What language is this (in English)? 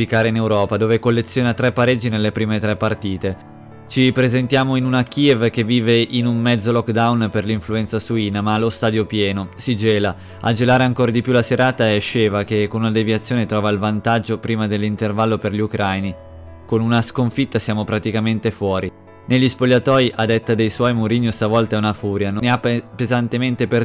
Italian